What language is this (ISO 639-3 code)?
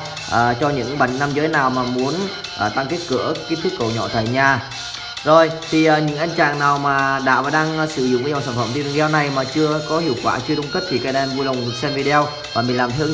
vie